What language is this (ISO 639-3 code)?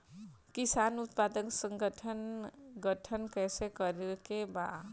bho